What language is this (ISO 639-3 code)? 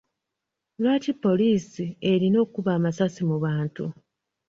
lug